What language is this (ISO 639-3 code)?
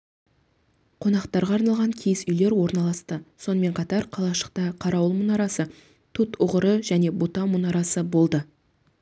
kaz